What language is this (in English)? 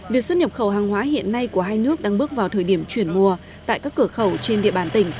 Vietnamese